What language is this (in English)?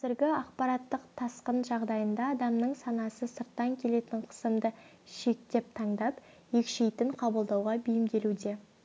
Kazakh